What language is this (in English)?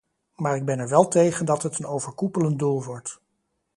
Dutch